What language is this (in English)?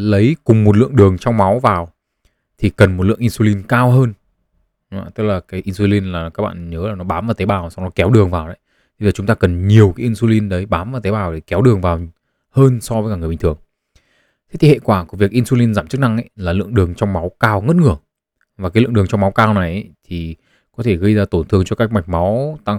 Vietnamese